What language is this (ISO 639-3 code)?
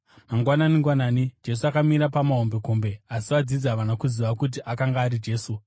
sna